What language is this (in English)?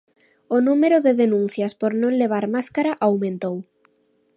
Galician